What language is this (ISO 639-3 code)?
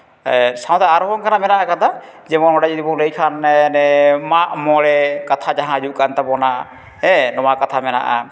sat